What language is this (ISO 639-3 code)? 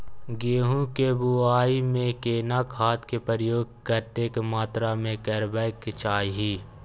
mai